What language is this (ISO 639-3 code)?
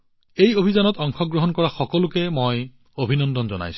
asm